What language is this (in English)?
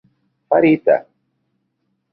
Esperanto